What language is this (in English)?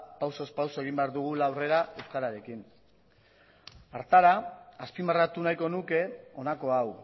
Basque